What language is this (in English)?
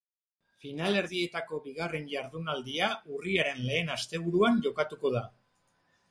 Basque